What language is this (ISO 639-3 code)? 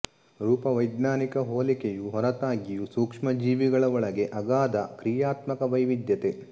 kan